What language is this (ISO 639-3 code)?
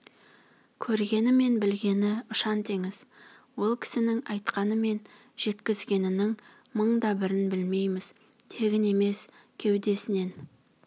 kaz